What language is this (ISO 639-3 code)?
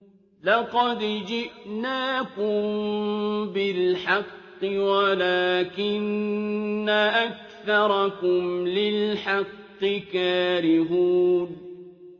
ara